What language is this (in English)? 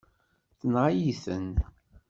Kabyle